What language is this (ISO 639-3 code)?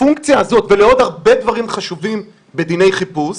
heb